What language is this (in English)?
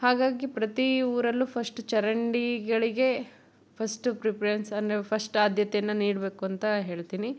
Kannada